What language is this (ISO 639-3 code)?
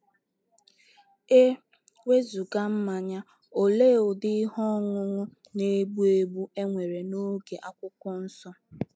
ibo